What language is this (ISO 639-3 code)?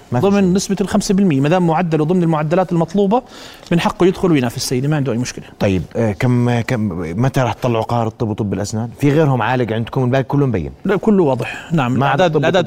ara